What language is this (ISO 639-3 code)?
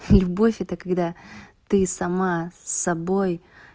rus